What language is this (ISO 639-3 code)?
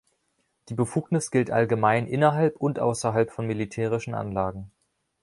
deu